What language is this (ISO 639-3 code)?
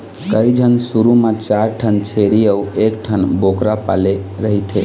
hne